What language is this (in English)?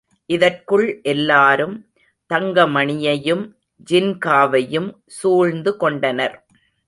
Tamil